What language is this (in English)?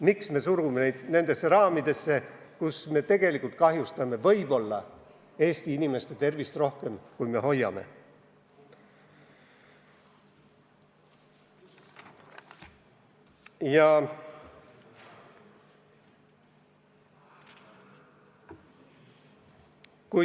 Estonian